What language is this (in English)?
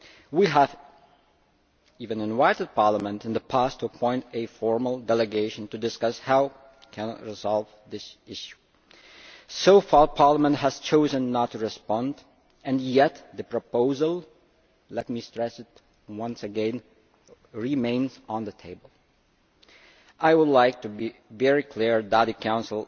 English